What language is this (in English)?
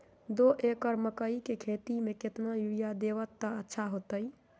Magahi